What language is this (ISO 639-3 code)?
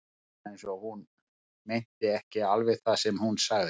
isl